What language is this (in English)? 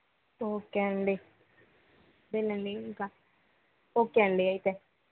Telugu